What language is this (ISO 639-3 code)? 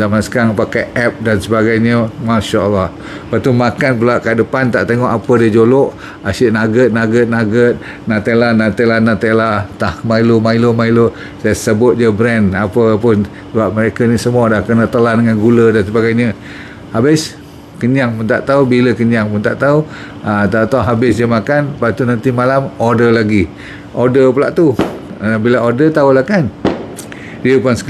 msa